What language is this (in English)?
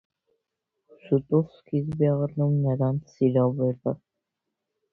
Armenian